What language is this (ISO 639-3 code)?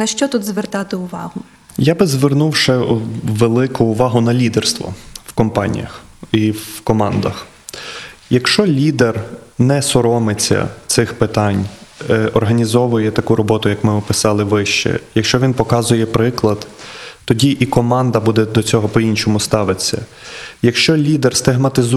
ukr